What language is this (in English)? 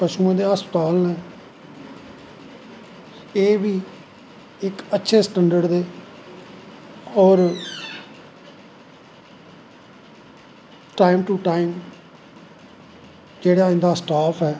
Dogri